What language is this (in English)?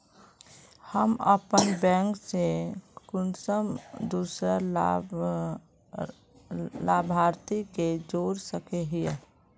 Magahi